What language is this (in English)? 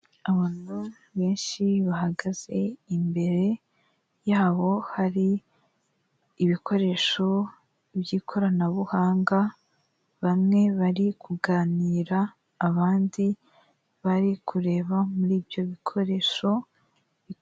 Kinyarwanda